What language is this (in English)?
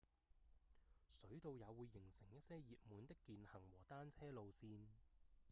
Cantonese